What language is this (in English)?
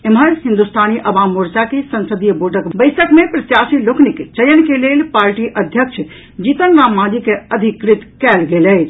Maithili